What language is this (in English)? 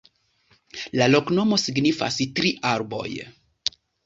Esperanto